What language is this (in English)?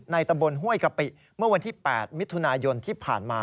Thai